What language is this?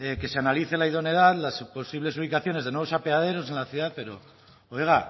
Spanish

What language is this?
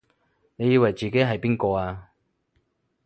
Cantonese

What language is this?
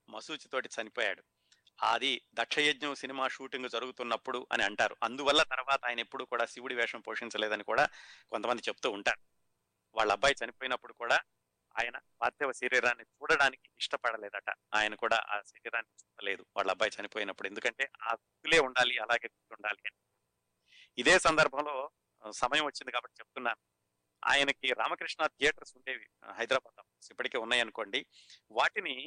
Telugu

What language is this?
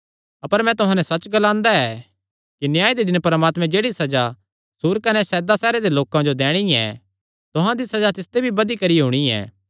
Kangri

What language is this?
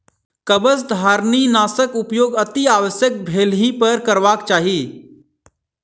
Maithili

